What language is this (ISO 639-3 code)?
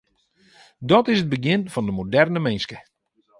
fry